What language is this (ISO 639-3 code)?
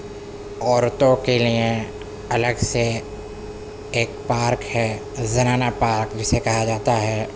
urd